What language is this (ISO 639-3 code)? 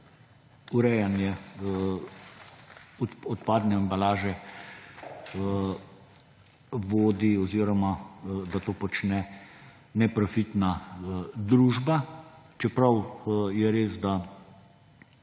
slv